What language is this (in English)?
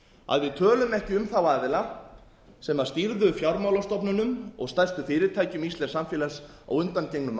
Icelandic